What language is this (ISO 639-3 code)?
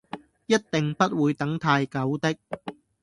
yue